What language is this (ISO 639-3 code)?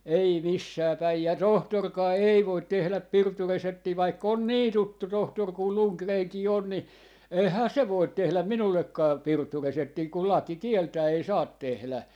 fin